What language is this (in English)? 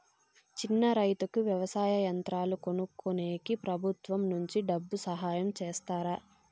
Telugu